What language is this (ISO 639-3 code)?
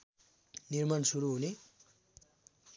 nep